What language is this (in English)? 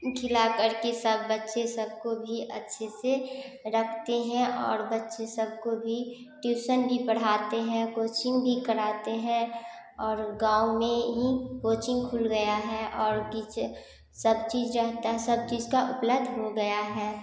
Hindi